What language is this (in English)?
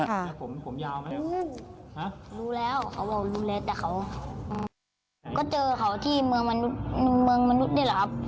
Thai